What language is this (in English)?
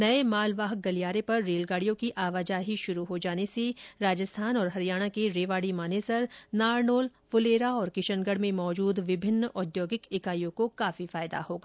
Hindi